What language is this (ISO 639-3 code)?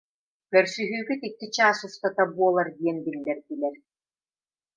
sah